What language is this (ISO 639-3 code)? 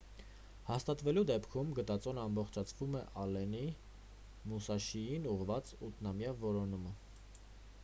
hye